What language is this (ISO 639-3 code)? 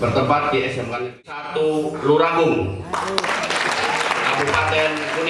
ind